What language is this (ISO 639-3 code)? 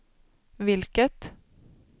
swe